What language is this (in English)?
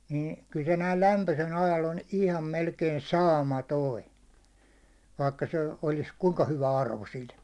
Finnish